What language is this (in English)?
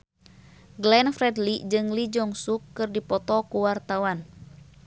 Sundanese